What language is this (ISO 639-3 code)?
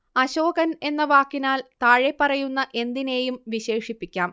mal